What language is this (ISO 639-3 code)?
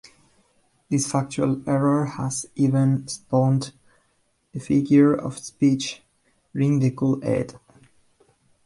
eng